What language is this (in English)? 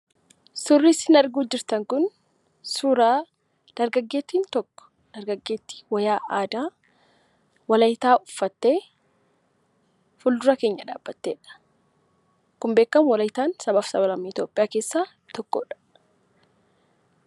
Oromo